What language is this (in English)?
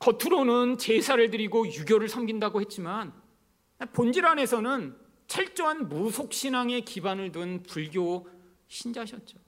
Korean